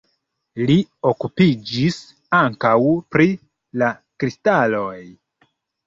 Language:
Esperanto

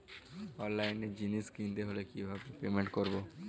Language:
Bangla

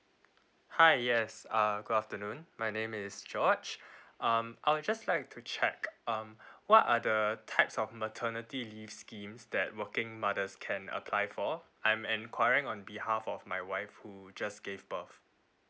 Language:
English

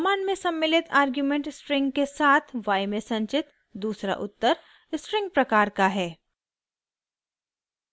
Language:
Hindi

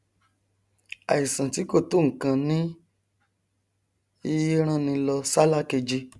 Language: Yoruba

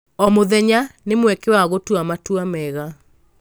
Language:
Kikuyu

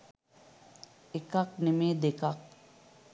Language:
Sinhala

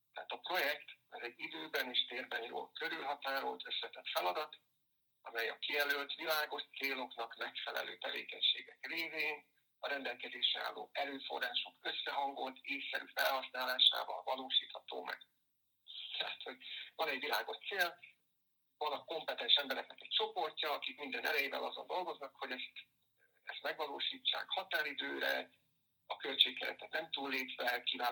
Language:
Hungarian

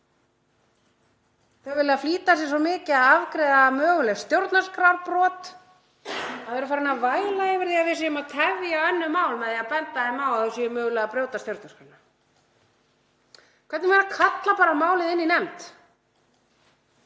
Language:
Icelandic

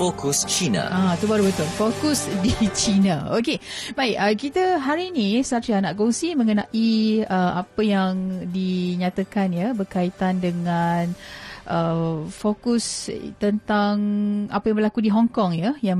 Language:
Malay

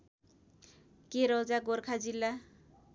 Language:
Nepali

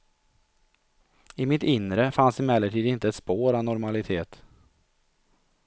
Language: Swedish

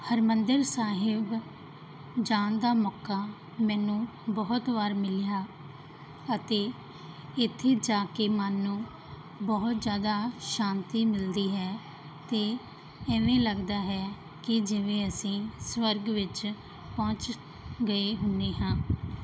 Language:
Punjabi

